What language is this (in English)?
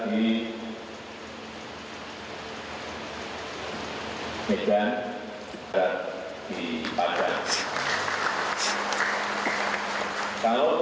Indonesian